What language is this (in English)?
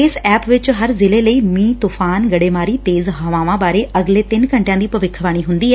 Punjabi